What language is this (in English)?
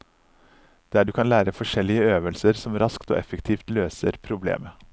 Norwegian